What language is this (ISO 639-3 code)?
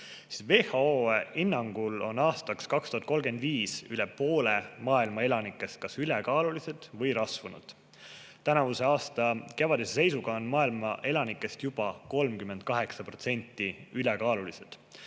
est